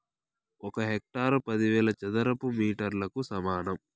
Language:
Telugu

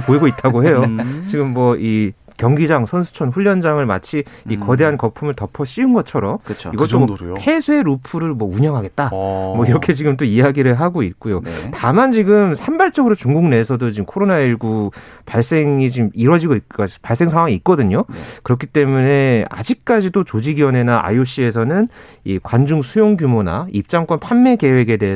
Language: Korean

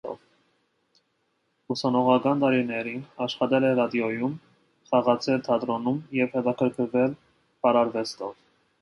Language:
Armenian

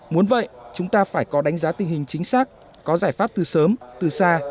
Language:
Vietnamese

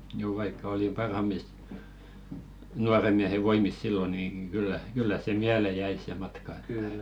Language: Finnish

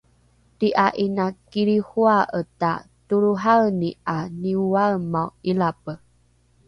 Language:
Rukai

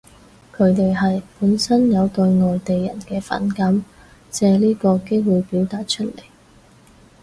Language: Cantonese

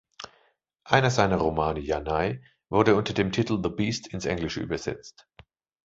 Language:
German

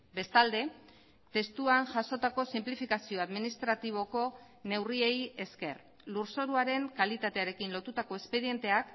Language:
Basque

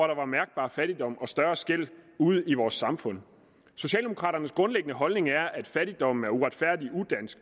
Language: Danish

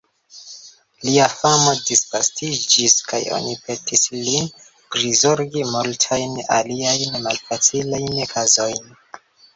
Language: Esperanto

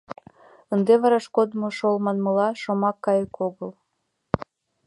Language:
Mari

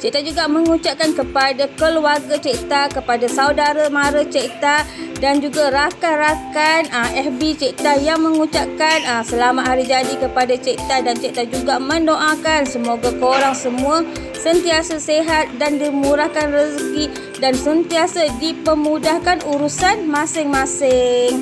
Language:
Malay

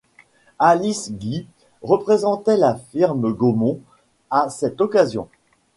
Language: French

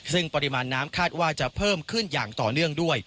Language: Thai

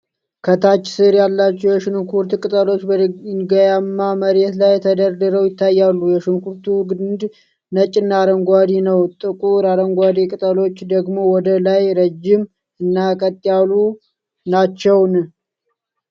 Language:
Amharic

